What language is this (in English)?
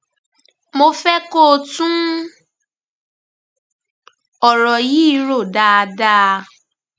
Yoruba